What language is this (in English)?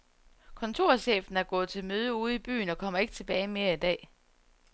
Danish